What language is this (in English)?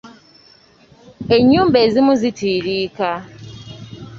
Ganda